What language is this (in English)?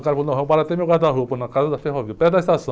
Portuguese